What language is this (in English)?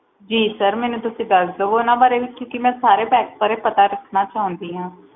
Punjabi